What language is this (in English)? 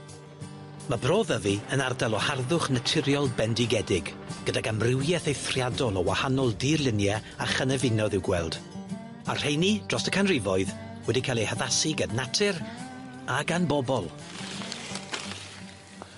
Welsh